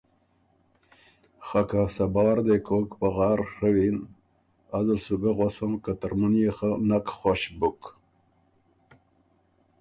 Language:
Ormuri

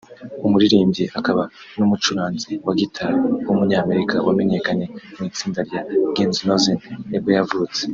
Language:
Kinyarwanda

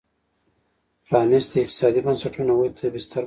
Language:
Pashto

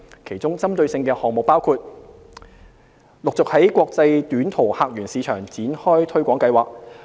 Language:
Cantonese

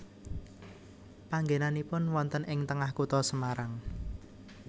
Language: Javanese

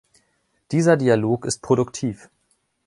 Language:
German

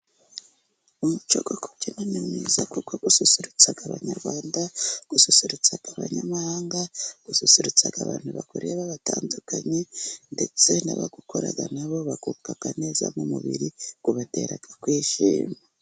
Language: Kinyarwanda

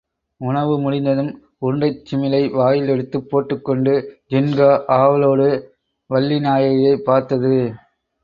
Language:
Tamil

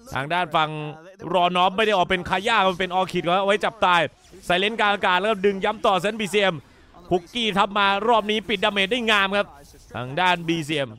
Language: Thai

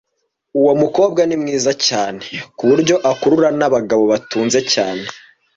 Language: Kinyarwanda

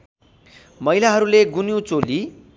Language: Nepali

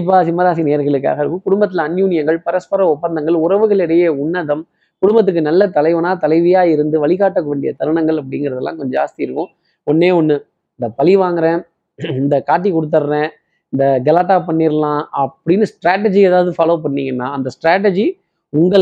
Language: Tamil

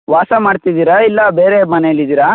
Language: Kannada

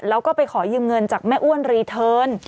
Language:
Thai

